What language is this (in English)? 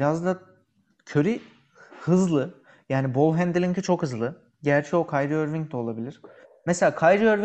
Turkish